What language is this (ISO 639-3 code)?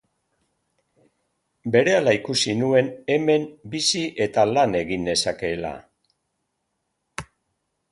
eus